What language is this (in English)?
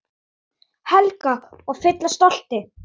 Icelandic